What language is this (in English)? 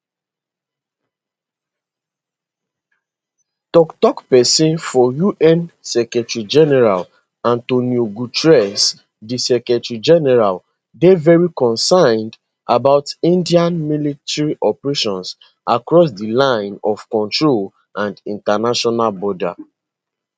Nigerian Pidgin